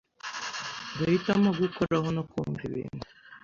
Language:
Kinyarwanda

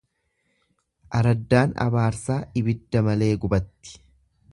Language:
Oromo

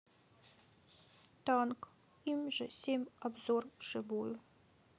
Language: Russian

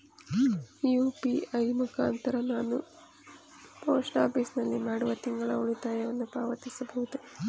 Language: Kannada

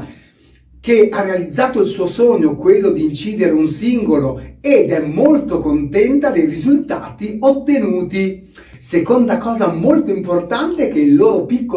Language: Italian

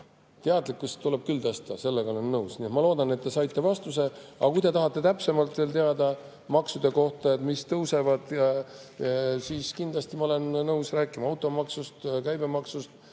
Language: Estonian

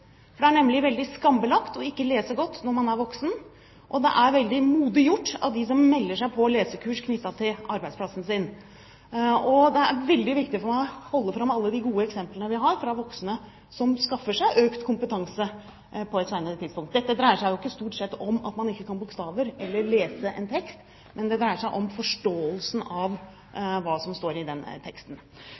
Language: Norwegian Bokmål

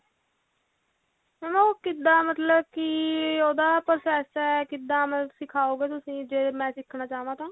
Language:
Punjabi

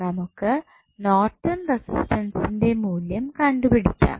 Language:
Malayalam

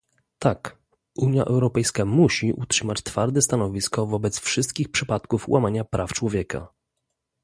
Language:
Polish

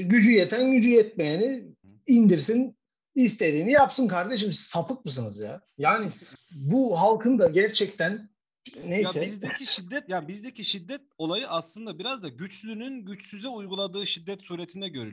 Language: Turkish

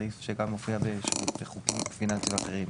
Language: Hebrew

